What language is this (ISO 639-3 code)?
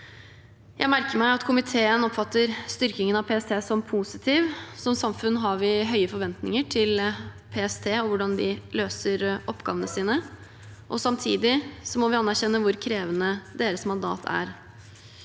nor